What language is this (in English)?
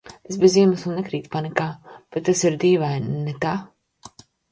Latvian